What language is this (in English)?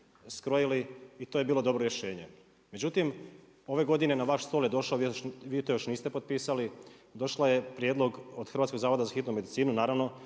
Croatian